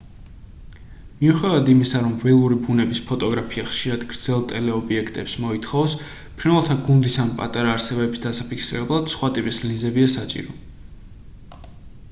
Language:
Georgian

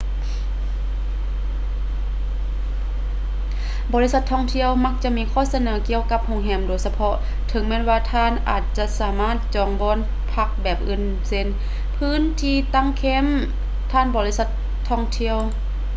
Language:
Lao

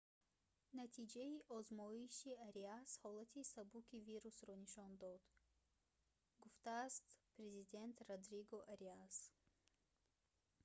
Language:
Tajik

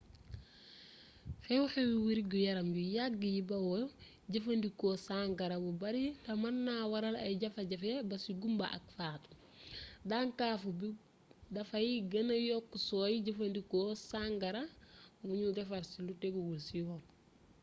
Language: Wolof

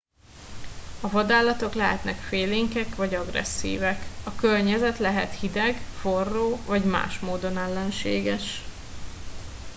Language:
Hungarian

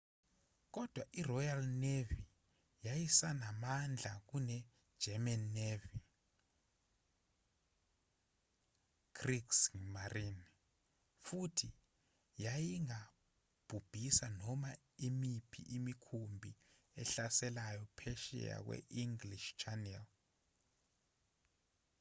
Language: Zulu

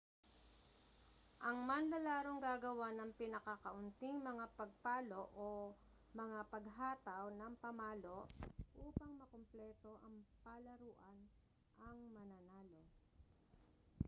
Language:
Filipino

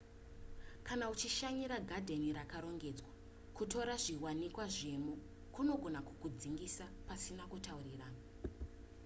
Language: Shona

